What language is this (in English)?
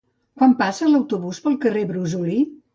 Catalan